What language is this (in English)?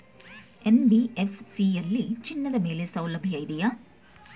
Kannada